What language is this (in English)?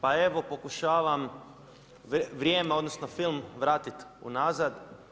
Croatian